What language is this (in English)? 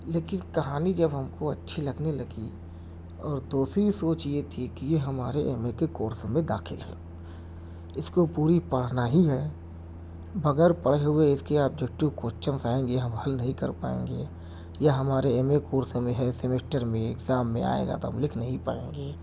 Urdu